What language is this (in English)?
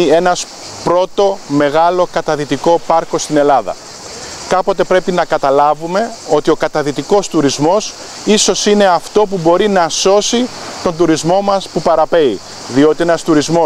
Greek